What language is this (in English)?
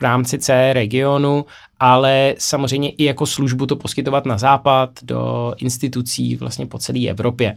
Czech